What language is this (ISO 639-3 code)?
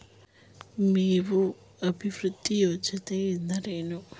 kan